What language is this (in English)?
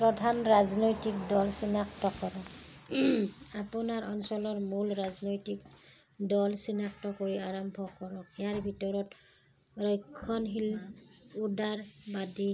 Assamese